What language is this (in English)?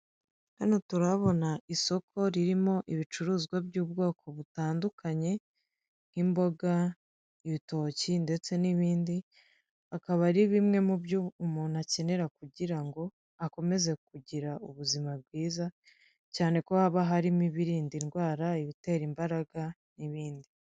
Kinyarwanda